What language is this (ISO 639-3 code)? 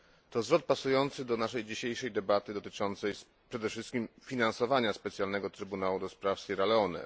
pol